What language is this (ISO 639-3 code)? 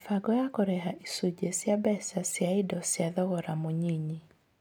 kik